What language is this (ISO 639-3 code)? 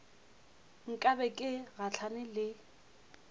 nso